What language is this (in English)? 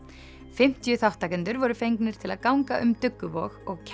Icelandic